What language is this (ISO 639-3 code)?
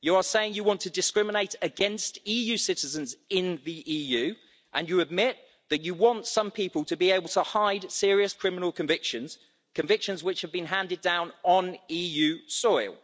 eng